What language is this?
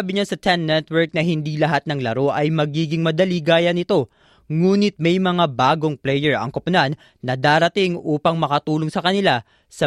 Filipino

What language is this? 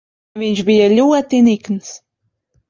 Latvian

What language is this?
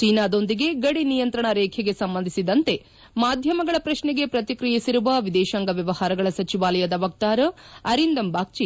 Kannada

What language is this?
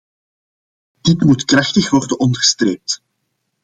Dutch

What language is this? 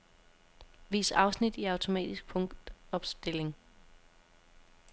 Danish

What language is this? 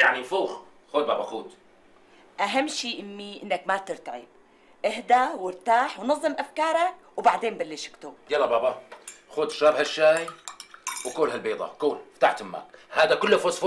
Arabic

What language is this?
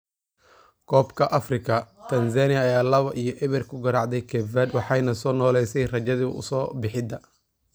Somali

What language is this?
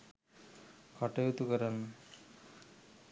Sinhala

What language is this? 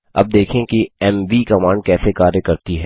Hindi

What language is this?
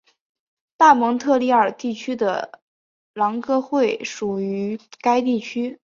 Chinese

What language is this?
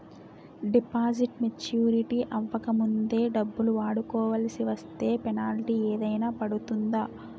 Telugu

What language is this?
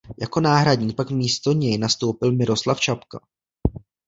Czech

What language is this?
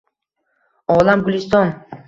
Uzbek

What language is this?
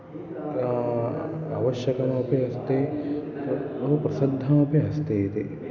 Sanskrit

